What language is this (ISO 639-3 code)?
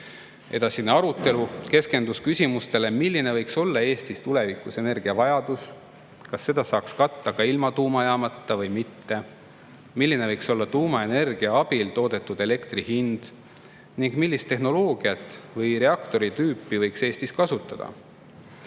est